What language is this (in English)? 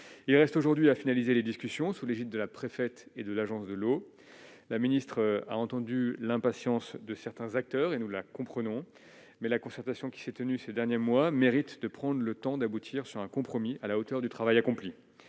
French